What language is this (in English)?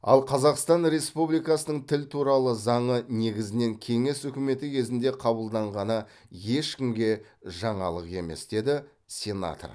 Kazakh